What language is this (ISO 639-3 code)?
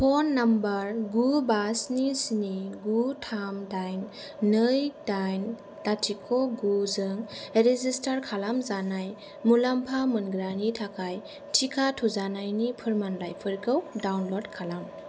brx